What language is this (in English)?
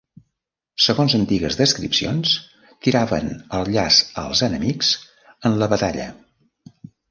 Catalan